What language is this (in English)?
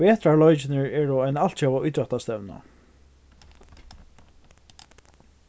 Faroese